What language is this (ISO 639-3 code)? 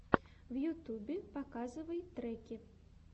rus